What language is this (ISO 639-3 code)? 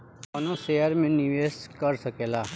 bho